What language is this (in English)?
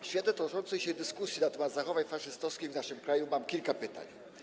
Polish